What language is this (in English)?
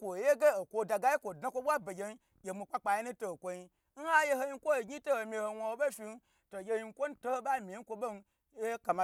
Gbagyi